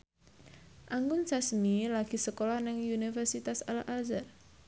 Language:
Javanese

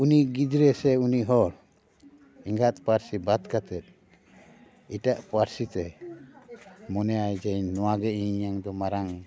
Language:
Santali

